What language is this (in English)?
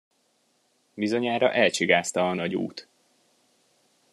Hungarian